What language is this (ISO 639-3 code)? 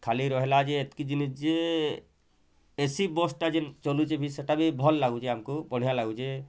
ori